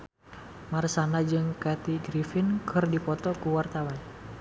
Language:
Sundanese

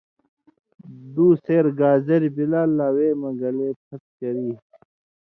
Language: Indus Kohistani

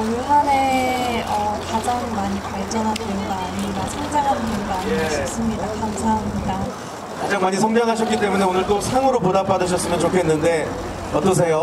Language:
Korean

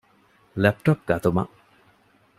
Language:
Divehi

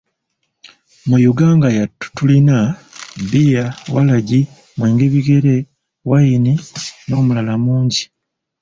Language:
Ganda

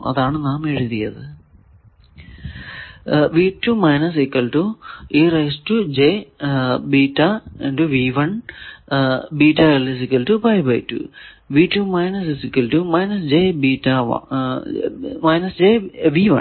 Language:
Malayalam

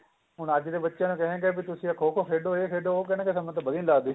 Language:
Punjabi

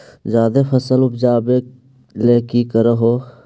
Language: Magahi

